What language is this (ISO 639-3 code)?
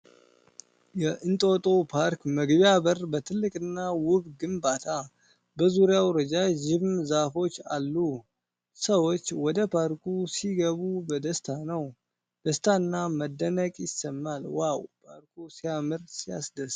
amh